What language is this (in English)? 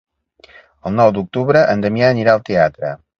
Catalan